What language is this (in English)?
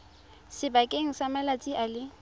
Tswana